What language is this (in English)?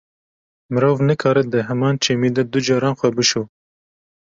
Kurdish